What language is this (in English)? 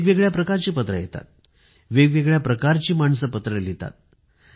Marathi